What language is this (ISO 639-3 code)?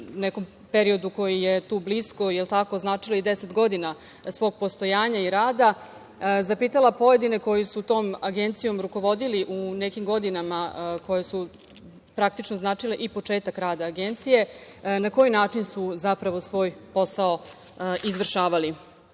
srp